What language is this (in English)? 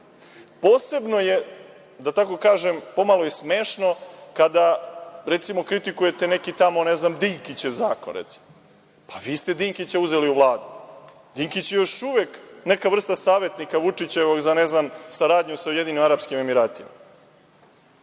Serbian